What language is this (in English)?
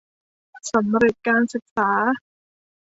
Thai